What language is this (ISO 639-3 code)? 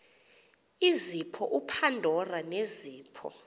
xho